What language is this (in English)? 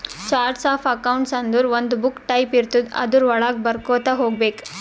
Kannada